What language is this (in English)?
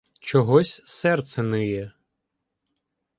Ukrainian